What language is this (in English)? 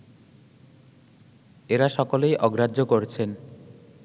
Bangla